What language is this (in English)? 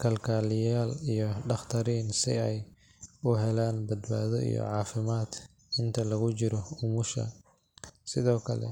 Somali